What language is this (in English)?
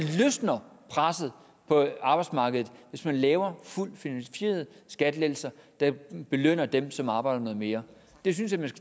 Danish